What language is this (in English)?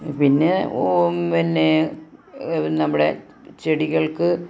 Malayalam